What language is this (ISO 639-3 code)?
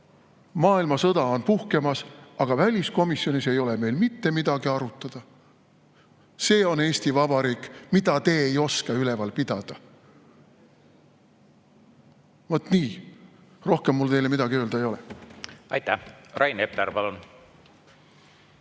est